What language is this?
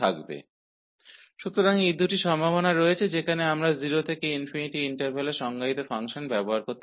Hindi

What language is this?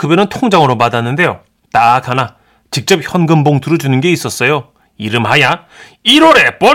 Korean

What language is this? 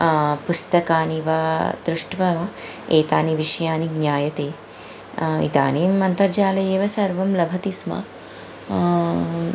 Sanskrit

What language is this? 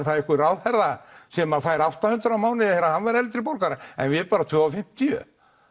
Icelandic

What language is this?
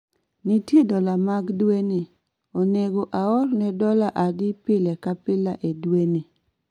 Luo (Kenya and Tanzania)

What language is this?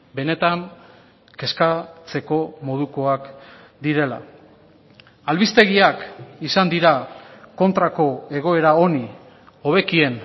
Basque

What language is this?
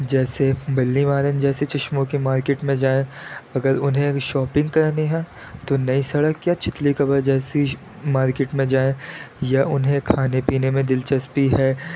Urdu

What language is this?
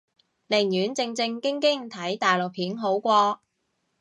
Cantonese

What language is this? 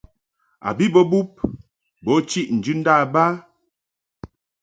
Mungaka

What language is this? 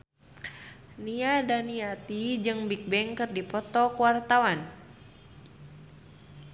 Sundanese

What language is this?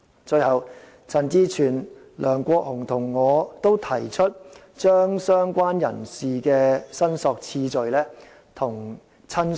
Cantonese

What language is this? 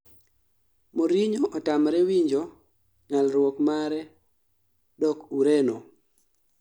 Luo (Kenya and Tanzania)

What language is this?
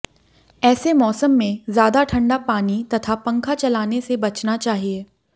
Hindi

